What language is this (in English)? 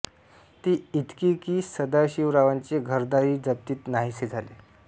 Marathi